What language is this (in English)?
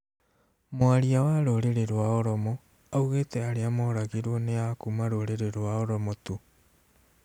Kikuyu